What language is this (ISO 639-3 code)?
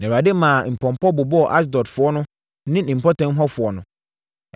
aka